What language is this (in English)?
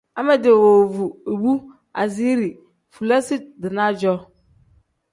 Tem